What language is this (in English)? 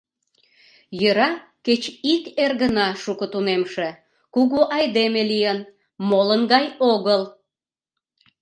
Mari